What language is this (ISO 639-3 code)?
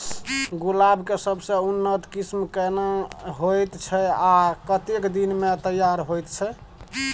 mai